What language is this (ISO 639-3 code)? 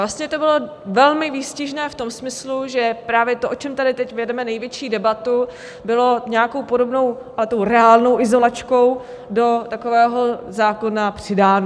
ces